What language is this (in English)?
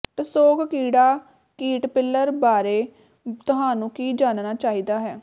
Punjabi